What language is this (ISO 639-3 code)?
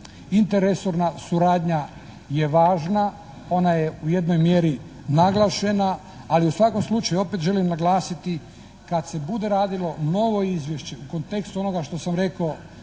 hrv